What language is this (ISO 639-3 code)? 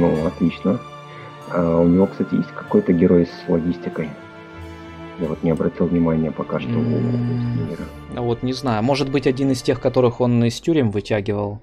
rus